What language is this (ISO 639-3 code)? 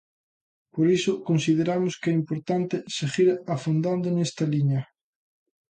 glg